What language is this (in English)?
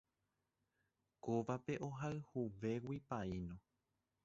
Guarani